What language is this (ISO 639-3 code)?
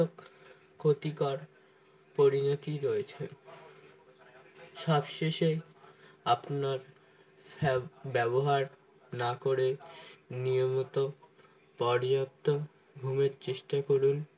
ben